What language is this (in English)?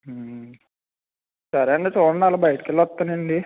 Telugu